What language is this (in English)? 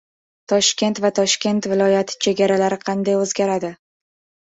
Uzbek